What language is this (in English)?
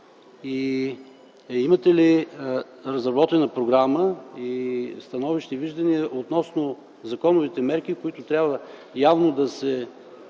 Bulgarian